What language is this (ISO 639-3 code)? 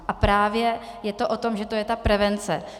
ces